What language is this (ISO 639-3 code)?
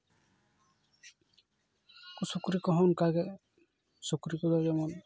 sat